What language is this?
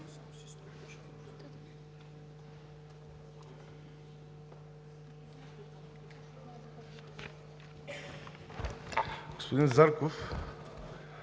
Bulgarian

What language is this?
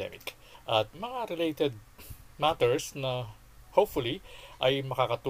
Filipino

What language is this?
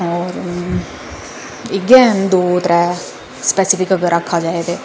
Dogri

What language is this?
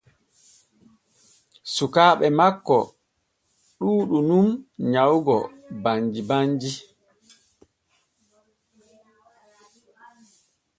Borgu Fulfulde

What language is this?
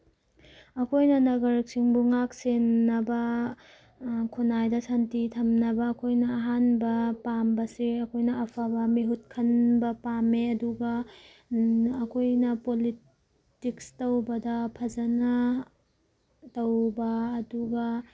Manipuri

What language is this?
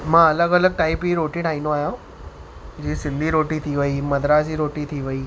Sindhi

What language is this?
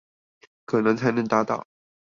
Chinese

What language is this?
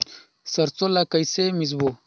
Chhattisgarhi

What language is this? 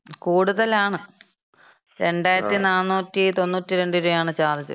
Malayalam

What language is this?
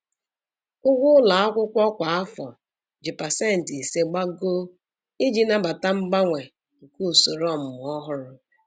Igbo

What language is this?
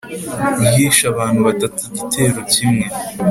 Kinyarwanda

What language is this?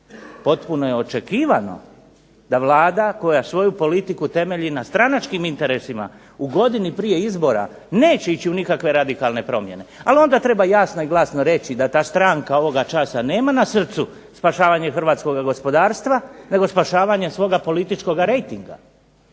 Croatian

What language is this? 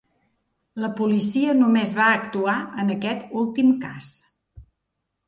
Catalan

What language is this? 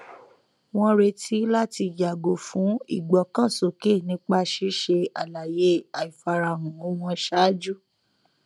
Yoruba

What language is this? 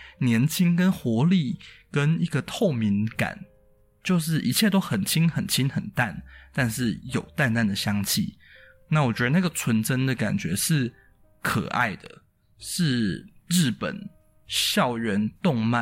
Chinese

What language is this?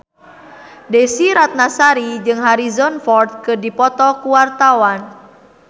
Sundanese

